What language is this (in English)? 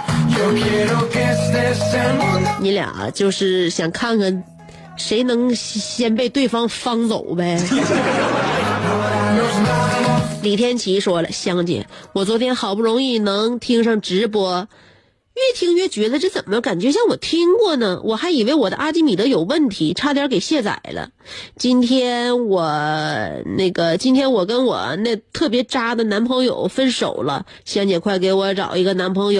Chinese